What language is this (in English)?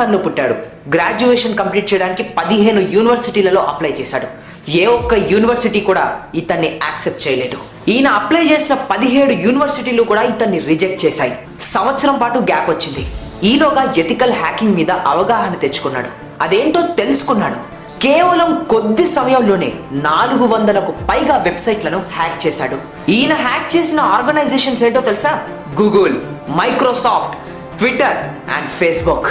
Telugu